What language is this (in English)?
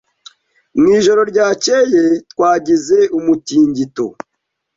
Kinyarwanda